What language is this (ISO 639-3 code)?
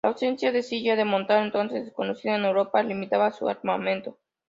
spa